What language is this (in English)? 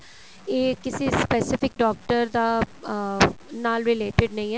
Punjabi